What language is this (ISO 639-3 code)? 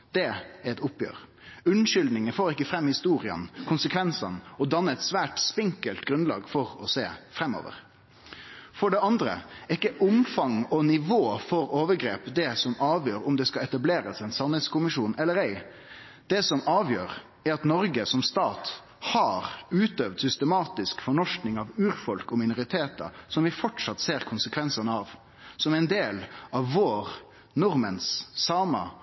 nno